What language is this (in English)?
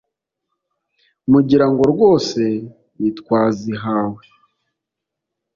Kinyarwanda